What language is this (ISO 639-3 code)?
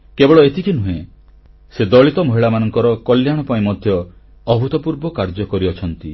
ori